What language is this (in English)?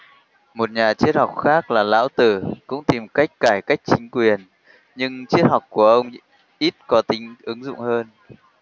Vietnamese